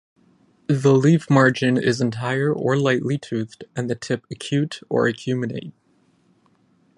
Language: English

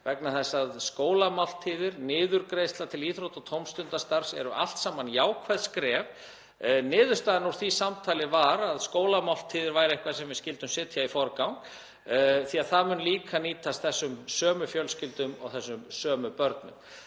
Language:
Icelandic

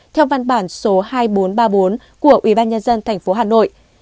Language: Vietnamese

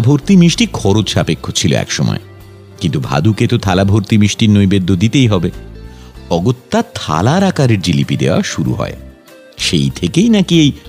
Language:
Bangla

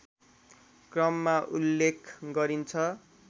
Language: Nepali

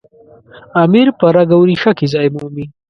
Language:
Pashto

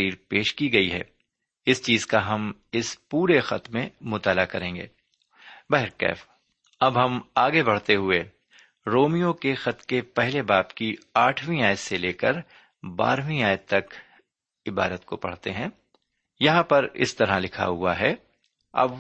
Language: Urdu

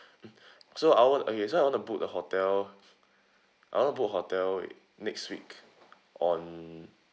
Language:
English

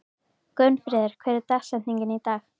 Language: Icelandic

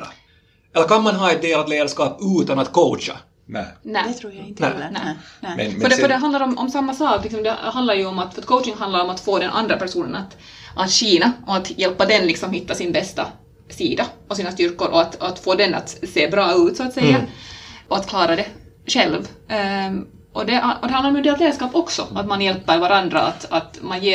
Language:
Swedish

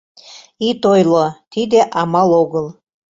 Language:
Mari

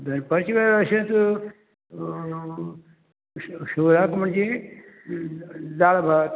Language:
Konkani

